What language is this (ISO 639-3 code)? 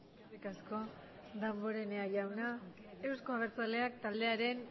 eus